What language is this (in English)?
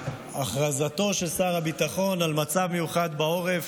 Hebrew